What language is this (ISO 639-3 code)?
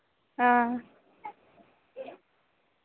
doi